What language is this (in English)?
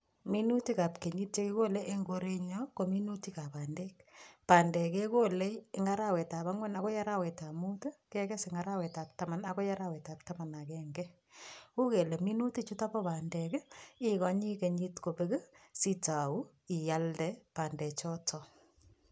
Kalenjin